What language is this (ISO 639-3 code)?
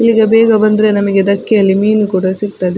kan